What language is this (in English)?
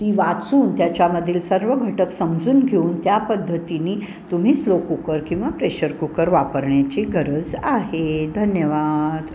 Marathi